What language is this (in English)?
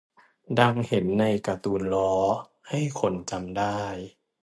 Thai